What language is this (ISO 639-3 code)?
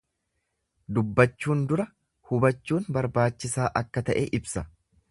orm